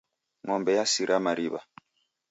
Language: Taita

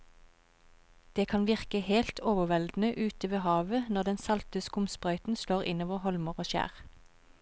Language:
Norwegian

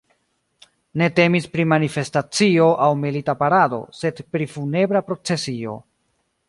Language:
Esperanto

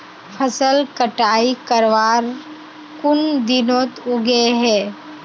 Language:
Magahi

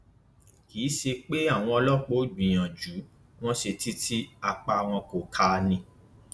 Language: Yoruba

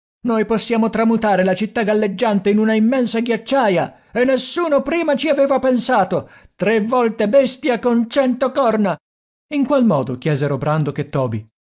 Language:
Italian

